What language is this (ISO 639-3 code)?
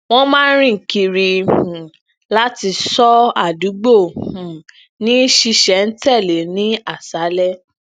yor